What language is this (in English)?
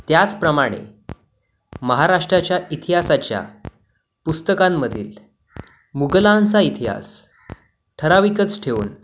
Marathi